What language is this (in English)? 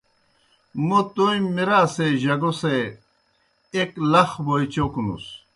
Kohistani Shina